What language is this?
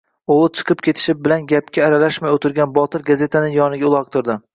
Uzbek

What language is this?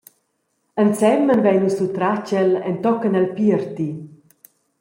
Romansh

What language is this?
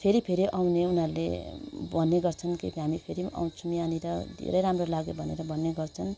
Nepali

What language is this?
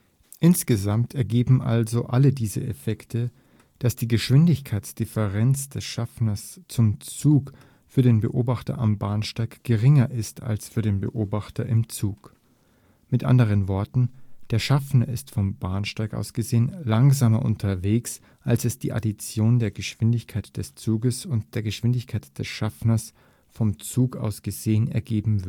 German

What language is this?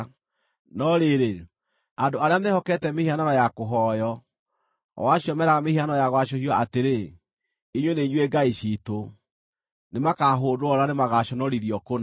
Kikuyu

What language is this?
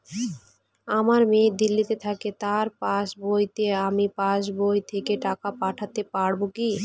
Bangla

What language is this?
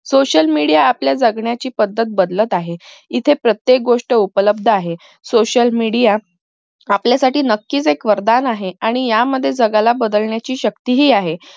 Marathi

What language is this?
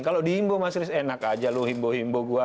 Indonesian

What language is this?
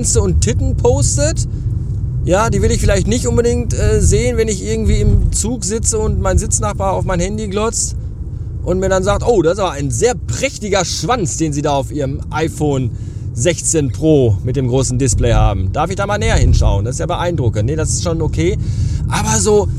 German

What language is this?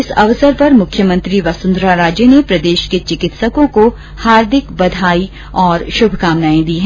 Hindi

